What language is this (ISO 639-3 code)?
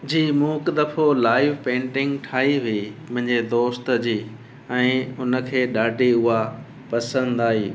snd